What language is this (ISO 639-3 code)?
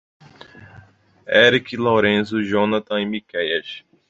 por